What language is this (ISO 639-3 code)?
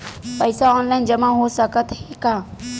hne